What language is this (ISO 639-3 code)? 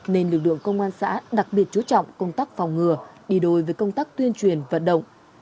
vie